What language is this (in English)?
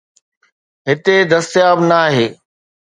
Sindhi